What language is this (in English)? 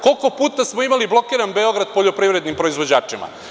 Serbian